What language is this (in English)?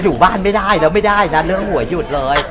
Thai